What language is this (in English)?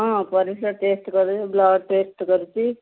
Odia